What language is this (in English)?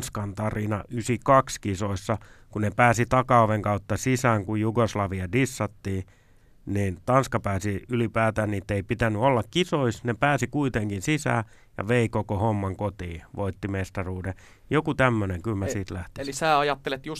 Finnish